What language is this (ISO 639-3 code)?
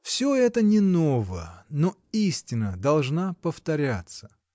rus